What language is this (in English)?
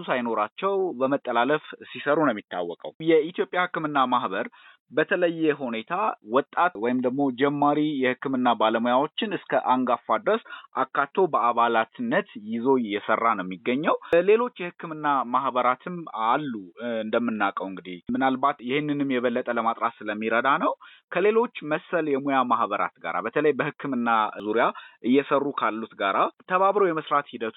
Amharic